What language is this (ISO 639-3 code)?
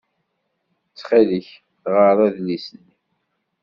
kab